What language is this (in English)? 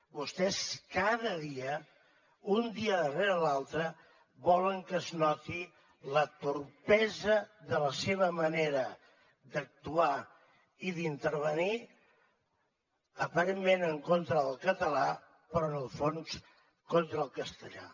Catalan